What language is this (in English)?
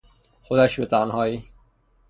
Persian